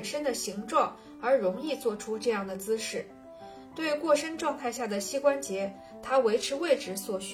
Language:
Chinese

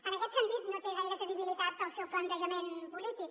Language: Catalan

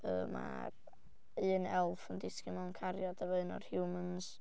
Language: Welsh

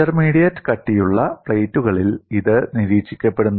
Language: Malayalam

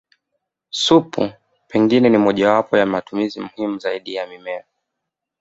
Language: Swahili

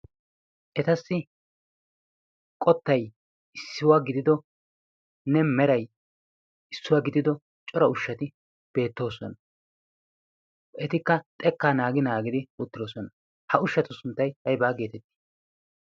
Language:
Wolaytta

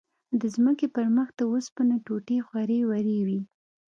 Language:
Pashto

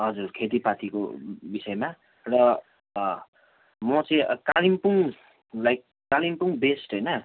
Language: Nepali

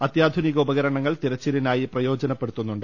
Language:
Malayalam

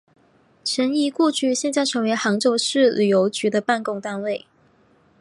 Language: Chinese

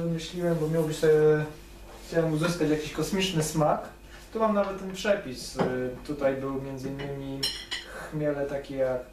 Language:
Polish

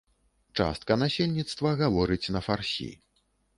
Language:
Belarusian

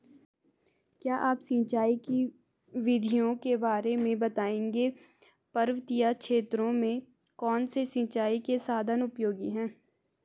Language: Hindi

